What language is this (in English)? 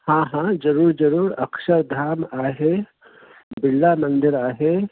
Sindhi